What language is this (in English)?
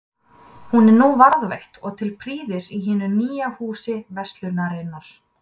Icelandic